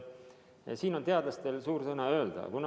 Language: Estonian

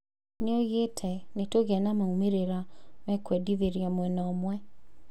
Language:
Kikuyu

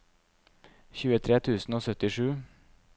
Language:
Norwegian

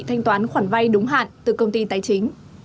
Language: Vietnamese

